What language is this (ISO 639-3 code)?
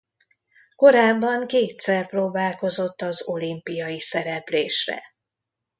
hun